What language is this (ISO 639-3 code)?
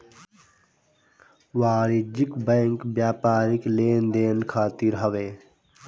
bho